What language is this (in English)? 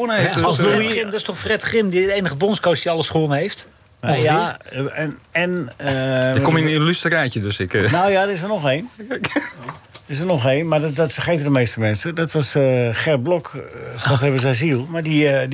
Dutch